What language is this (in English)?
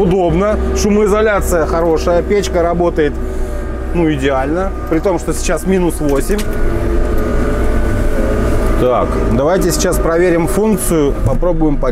Russian